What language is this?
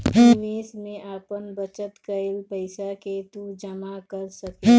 Bhojpuri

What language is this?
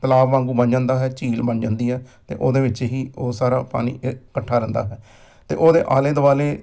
Punjabi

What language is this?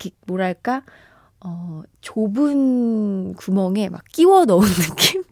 Korean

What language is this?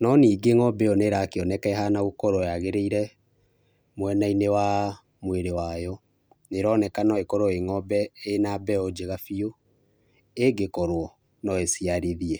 Kikuyu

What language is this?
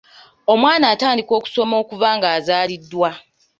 Ganda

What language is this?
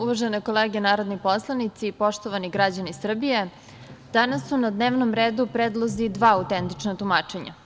Serbian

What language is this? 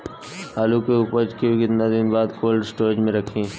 Bhojpuri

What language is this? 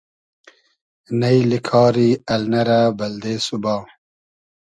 Hazaragi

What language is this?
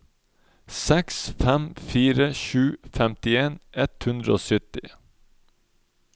Norwegian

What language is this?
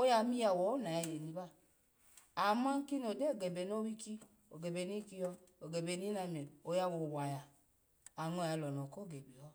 Alago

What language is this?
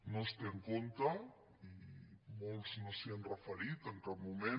Catalan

